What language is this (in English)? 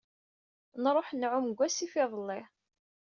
Kabyle